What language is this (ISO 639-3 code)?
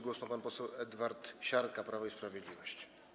pol